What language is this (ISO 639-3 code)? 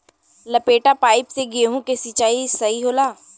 bho